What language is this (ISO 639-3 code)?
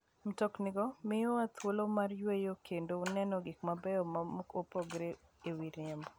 luo